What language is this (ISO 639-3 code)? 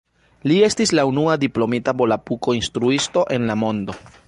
epo